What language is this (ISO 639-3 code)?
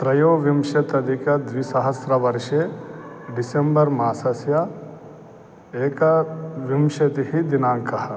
san